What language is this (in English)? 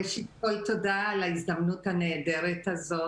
Hebrew